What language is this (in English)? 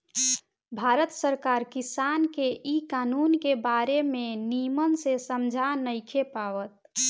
Bhojpuri